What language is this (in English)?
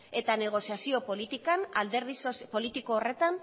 Basque